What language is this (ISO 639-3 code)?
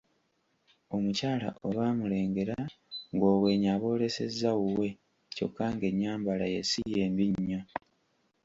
lug